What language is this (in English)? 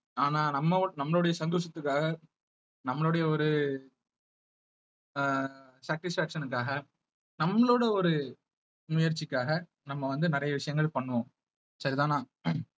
Tamil